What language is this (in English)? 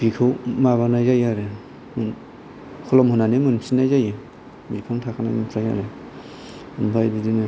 Bodo